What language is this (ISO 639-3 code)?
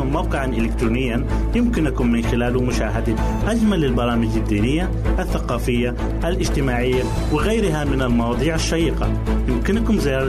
ara